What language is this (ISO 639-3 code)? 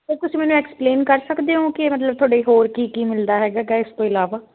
pan